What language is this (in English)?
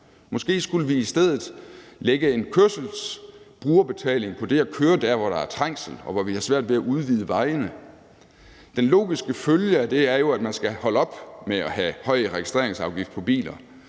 Danish